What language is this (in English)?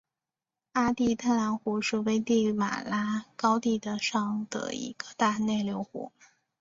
Chinese